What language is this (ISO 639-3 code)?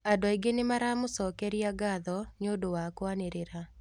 kik